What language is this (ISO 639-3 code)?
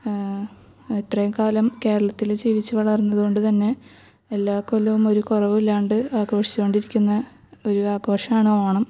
mal